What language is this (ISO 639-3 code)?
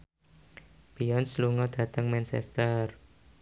jav